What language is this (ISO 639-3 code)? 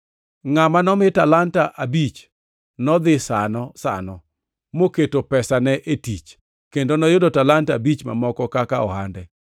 luo